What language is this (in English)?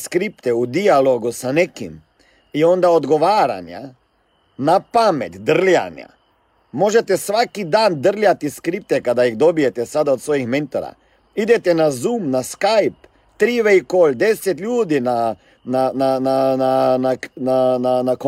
Croatian